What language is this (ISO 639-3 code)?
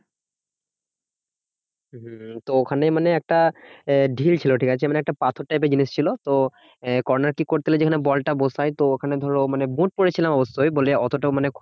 ben